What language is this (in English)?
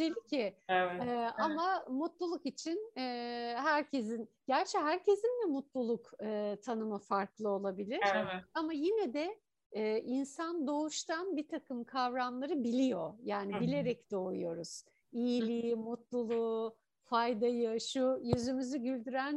Turkish